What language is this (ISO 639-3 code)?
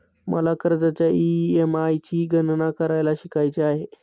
mar